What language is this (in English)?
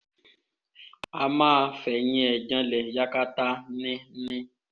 Yoruba